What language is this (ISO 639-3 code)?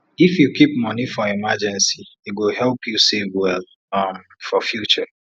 pcm